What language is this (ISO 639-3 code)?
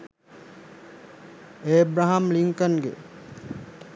sin